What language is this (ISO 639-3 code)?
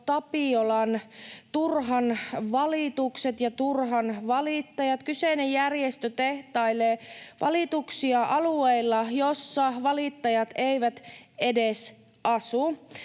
fin